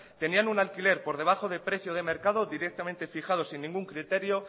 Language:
Spanish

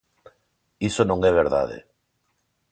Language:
Galician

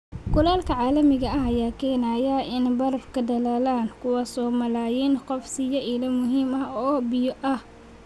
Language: Somali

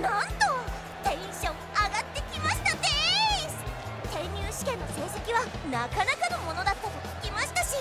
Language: Japanese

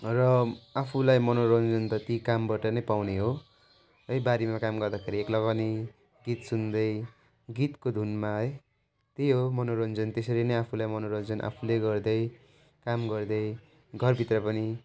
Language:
Nepali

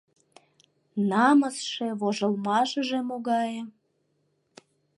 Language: Mari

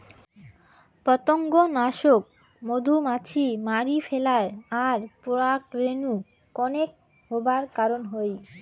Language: Bangla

